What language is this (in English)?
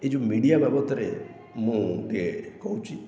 Odia